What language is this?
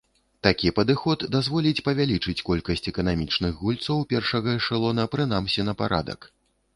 Belarusian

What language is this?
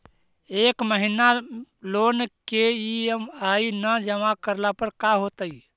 Magahi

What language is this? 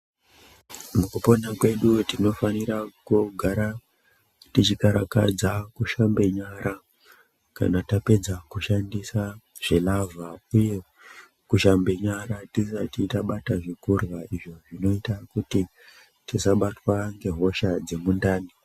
Ndau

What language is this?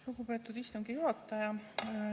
Estonian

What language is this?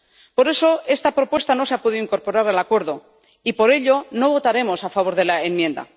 Spanish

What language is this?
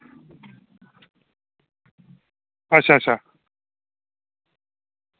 Dogri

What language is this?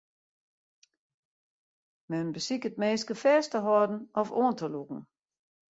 Western Frisian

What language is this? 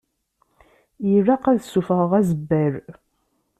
Kabyle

